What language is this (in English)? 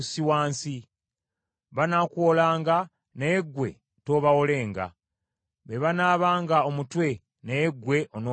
Ganda